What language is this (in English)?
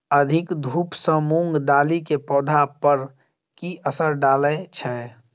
Maithili